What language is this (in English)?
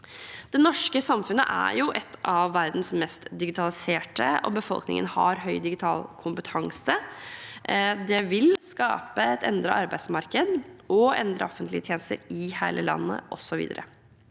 Norwegian